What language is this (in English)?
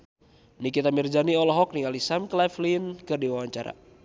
Sundanese